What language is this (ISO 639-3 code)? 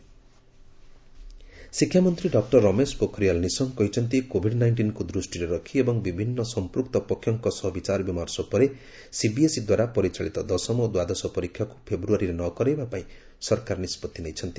ori